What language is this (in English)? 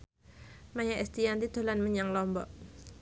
Javanese